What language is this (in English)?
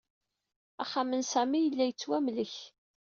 Kabyle